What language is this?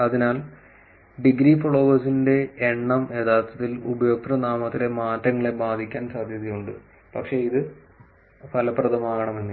Malayalam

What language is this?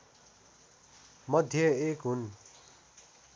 Nepali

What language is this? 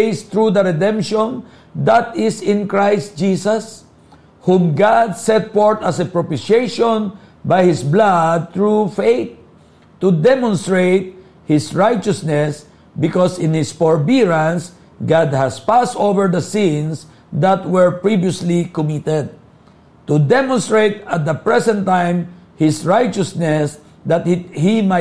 Filipino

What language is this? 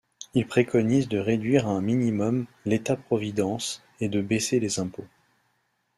French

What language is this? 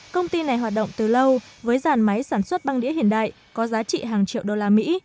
Vietnamese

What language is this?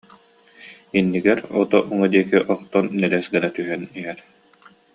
Yakut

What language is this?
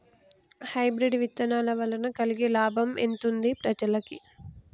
Telugu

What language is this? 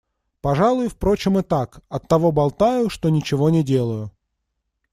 Russian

